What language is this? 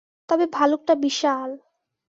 Bangla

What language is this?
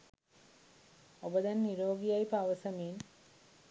Sinhala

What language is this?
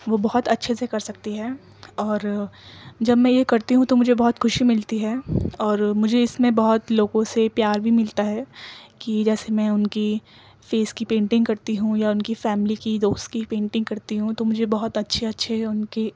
Urdu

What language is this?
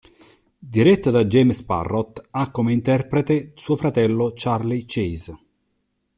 Italian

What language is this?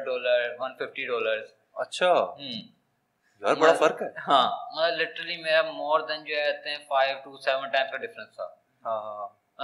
Urdu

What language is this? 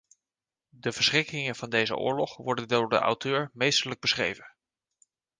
Dutch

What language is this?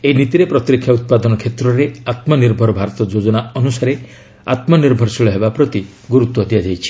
Odia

